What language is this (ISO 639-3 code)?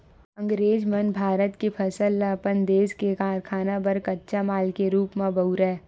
hne